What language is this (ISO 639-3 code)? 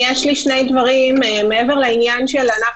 heb